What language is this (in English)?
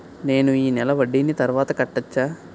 Telugu